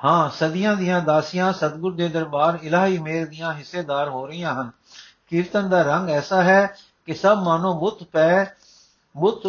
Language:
Punjabi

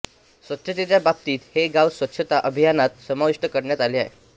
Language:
Marathi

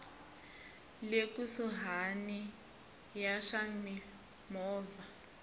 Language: Tsonga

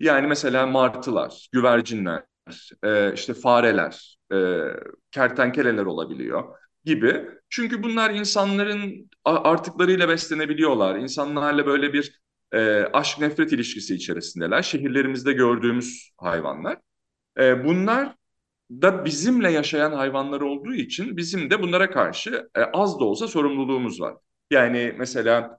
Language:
Turkish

